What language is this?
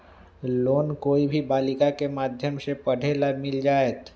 Magahi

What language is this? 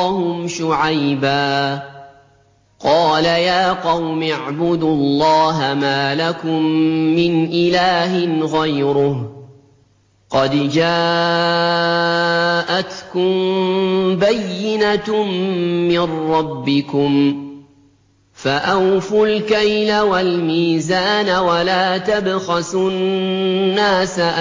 Arabic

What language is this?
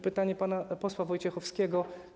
Polish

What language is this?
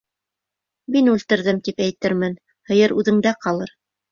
Bashkir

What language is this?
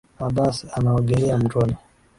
Swahili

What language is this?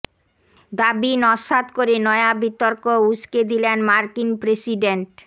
Bangla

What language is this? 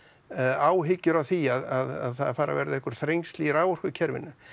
Icelandic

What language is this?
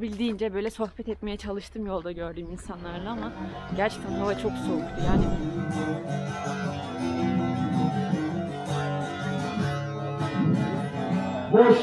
Turkish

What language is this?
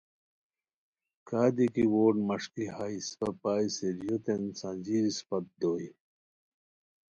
Khowar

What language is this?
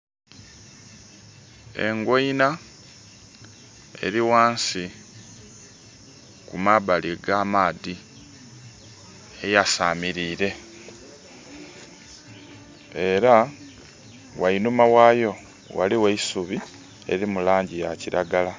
Soga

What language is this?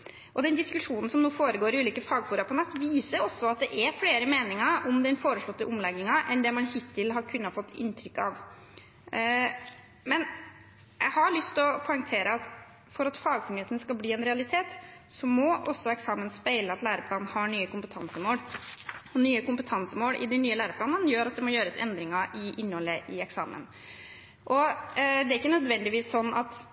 Norwegian Bokmål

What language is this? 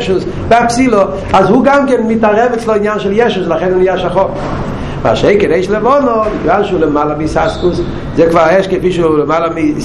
Hebrew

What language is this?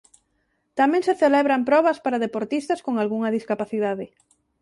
Galician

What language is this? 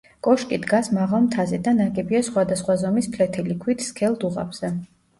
Georgian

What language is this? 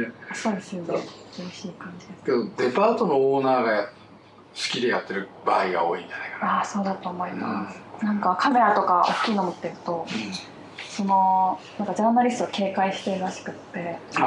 Japanese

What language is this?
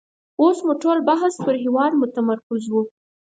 Pashto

